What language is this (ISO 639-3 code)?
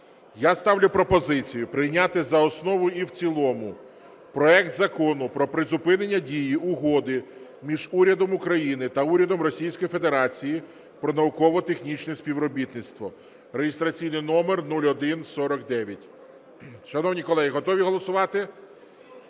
ukr